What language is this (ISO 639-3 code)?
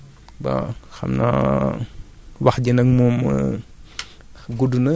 wol